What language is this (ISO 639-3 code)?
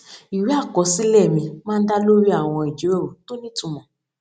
yor